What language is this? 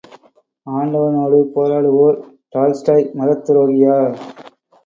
Tamil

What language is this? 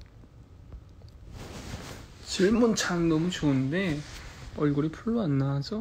Korean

